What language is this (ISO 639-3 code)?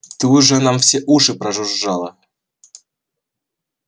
rus